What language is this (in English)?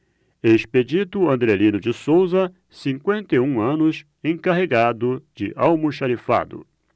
Portuguese